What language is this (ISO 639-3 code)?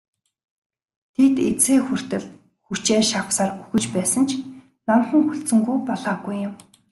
mon